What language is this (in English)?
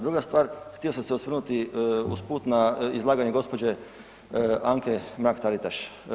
Croatian